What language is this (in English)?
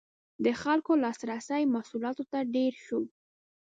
Pashto